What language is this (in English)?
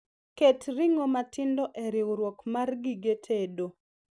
Luo (Kenya and Tanzania)